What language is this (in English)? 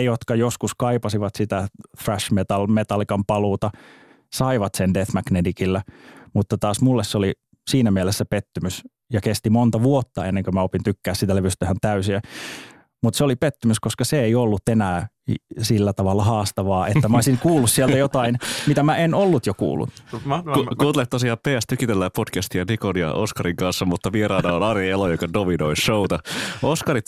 Finnish